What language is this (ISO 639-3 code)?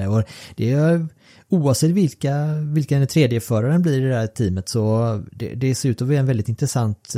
swe